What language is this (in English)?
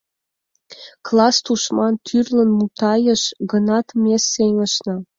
Mari